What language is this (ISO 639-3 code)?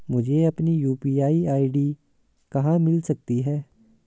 hin